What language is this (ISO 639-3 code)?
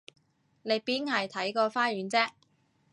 yue